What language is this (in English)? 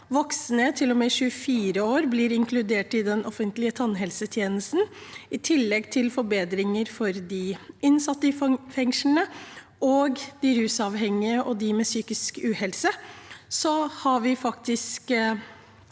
Norwegian